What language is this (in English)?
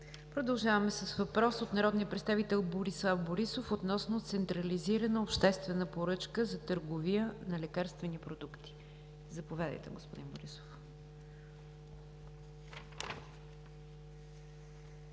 Bulgarian